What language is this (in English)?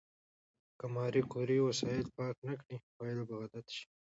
Pashto